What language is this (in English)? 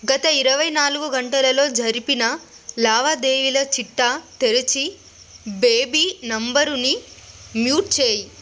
Telugu